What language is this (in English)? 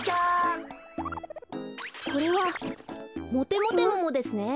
Japanese